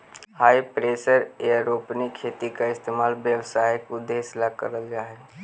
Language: Magahi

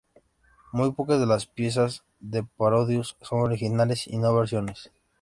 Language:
Spanish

